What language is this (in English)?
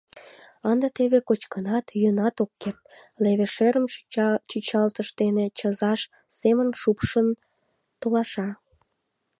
Mari